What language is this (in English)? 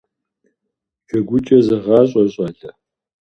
Kabardian